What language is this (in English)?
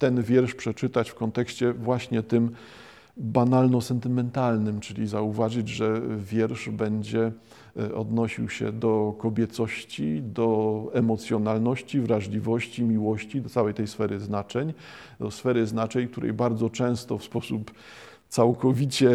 Polish